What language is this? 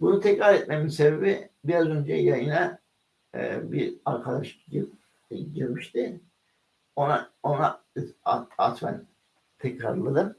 Turkish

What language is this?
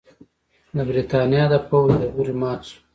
Pashto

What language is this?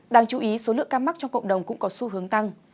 Vietnamese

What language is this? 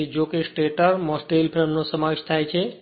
Gujarati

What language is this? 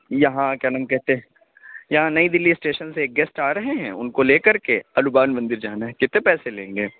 Urdu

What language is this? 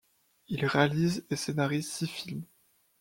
French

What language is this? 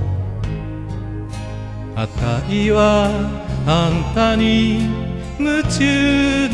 Japanese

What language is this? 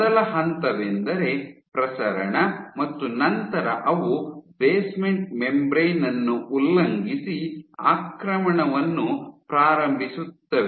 Kannada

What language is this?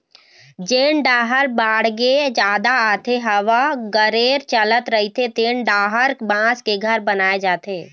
Chhattisgarhi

